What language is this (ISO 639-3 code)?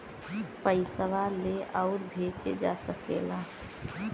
bho